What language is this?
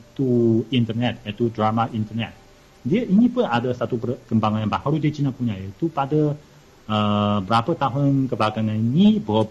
Malay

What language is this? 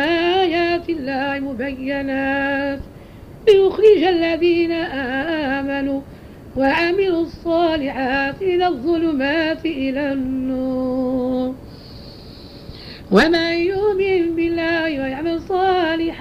Arabic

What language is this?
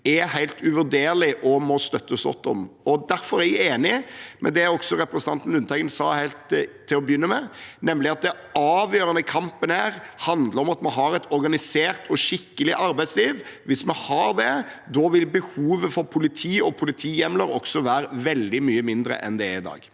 Norwegian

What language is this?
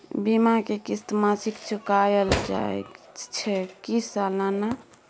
Maithili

